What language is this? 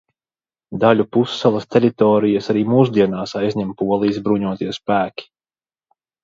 Latvian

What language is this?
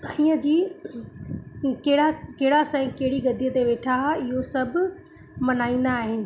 Sindhi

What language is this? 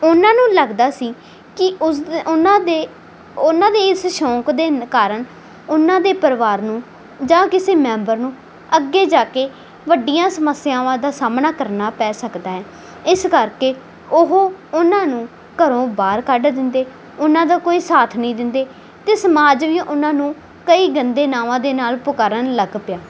Punjabi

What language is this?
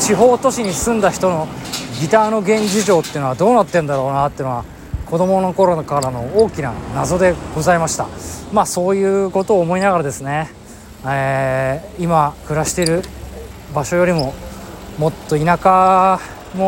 Japanese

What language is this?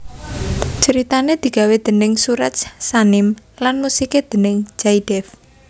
Javanese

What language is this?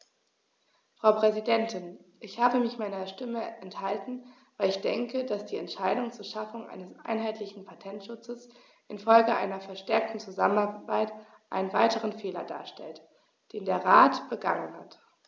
German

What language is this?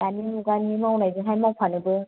Bodo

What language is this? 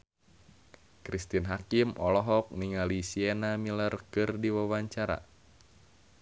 Sundanese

